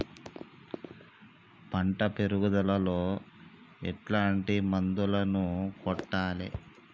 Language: Telugu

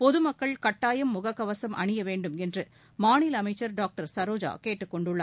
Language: Tamil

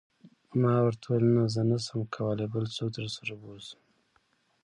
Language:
Pashto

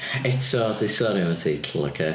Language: Welsh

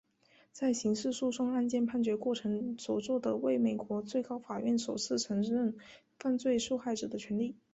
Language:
Chinese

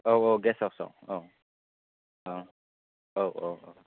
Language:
Bodo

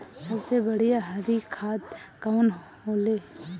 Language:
Bhojpuri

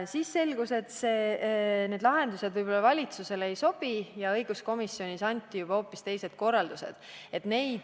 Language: Estonian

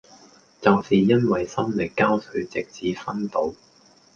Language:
Cantonese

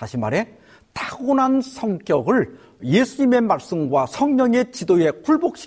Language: Korean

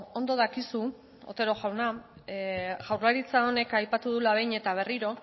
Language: Basque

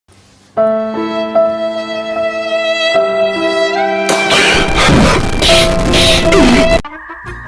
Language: Indonesian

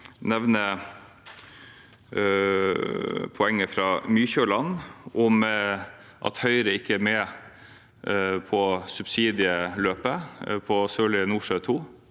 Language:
Norwegian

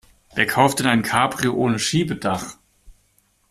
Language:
German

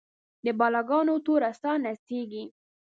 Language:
Pashto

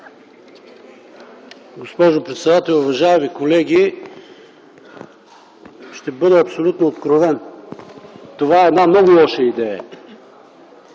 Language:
Bulgarian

